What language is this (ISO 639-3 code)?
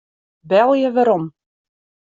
fry